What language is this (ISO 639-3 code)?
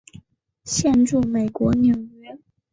zho